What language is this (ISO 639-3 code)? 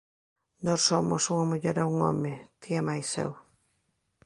glg